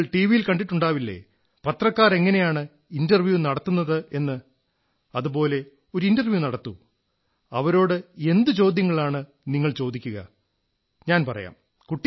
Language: Malayalam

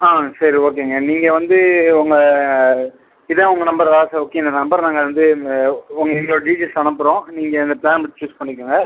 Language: Tamil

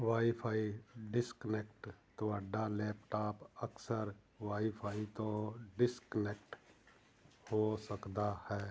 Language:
Punjabi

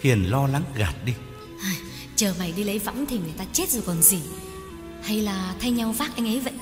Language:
Vietnamese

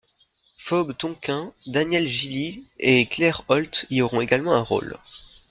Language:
French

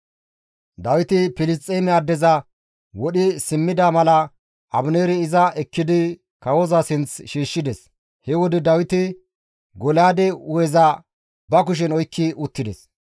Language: Gamo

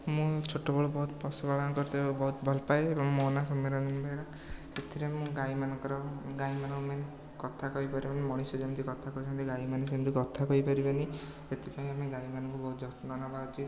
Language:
Odia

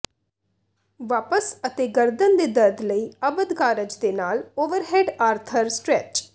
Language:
Punjabi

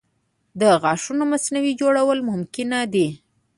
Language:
Pashto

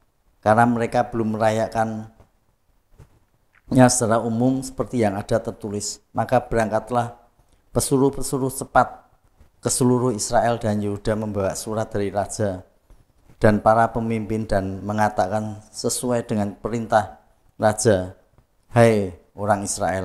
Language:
Indonesian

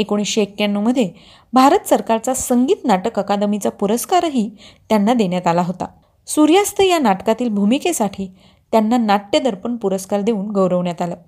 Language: Marathi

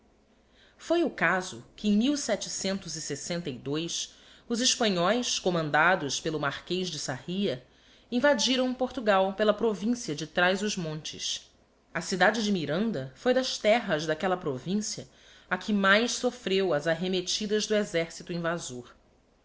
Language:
Portuguese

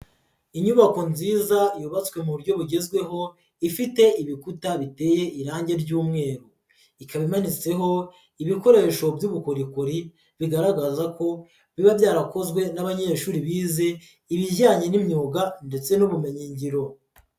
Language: Kinyarwanda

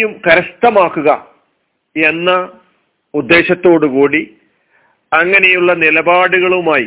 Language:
Malayalam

